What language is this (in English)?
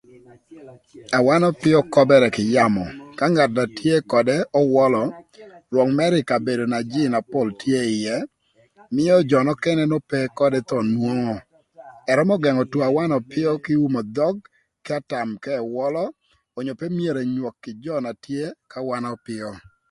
Thur